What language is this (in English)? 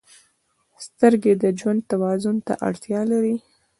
Pashto